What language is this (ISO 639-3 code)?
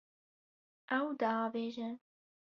kur